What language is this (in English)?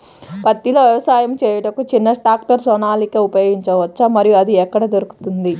Telugu